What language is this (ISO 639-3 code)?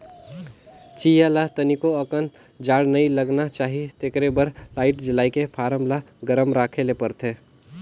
hne